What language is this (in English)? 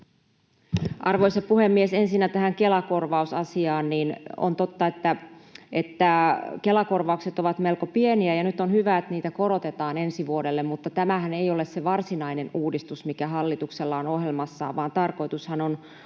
Finnish